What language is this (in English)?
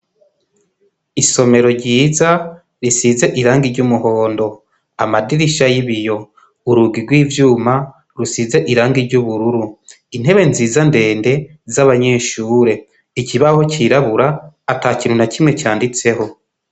Rundi